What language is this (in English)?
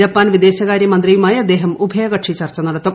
Malayalam